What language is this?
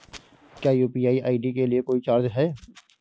Hindi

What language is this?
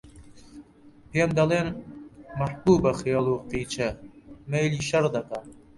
Central Kurdish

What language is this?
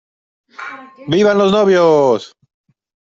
Spanish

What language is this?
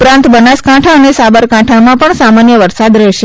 Gujarati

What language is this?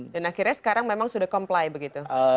Indonesian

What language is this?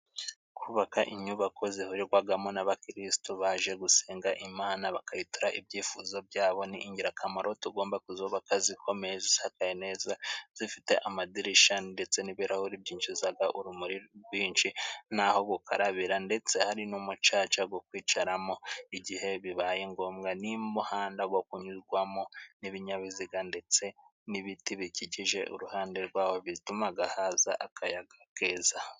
Kinyarwanda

